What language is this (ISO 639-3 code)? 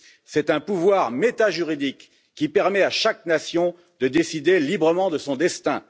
fra